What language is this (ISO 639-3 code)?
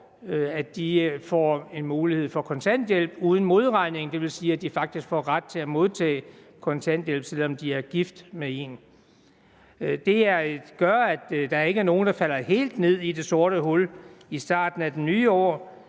dan